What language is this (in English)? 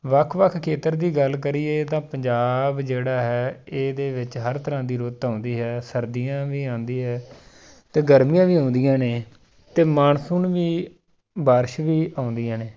Punjabi